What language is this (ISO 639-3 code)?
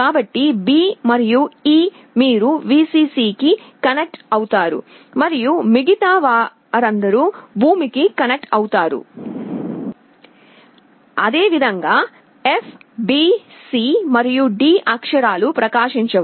tel